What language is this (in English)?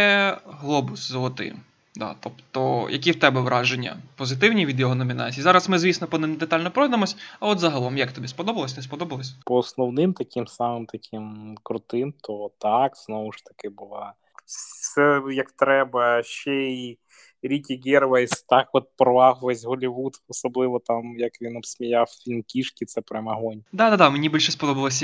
Ukrainian